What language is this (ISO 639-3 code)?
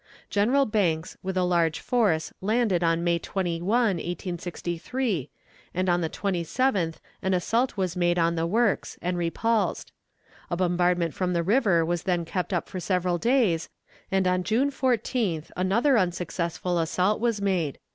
eng